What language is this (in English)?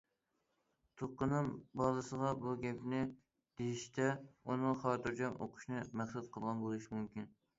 Uyghur